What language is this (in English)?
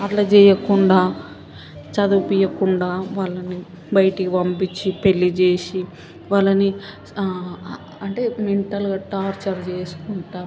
Telugu